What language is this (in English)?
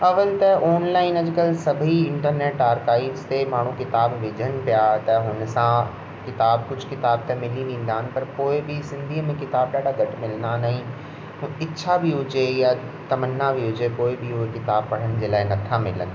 Sindhi